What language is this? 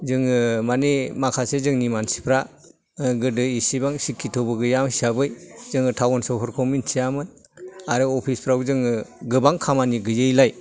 Bodo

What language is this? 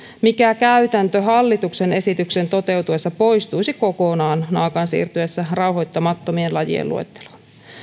Finnish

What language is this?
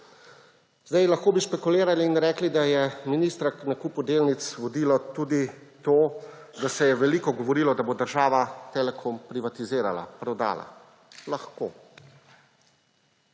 Slovenian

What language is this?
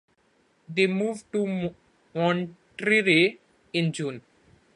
English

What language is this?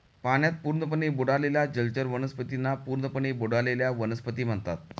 Marathi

